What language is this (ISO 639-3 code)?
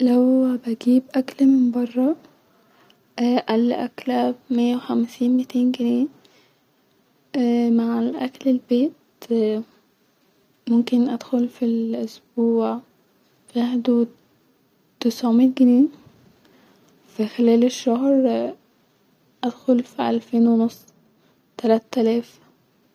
arz